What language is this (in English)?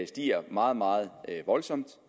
Danish